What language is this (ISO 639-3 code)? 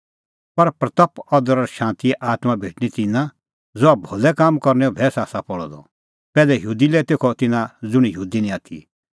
kfx